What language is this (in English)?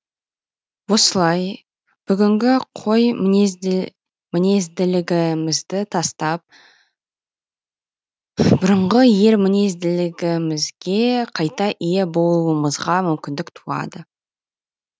Kazakh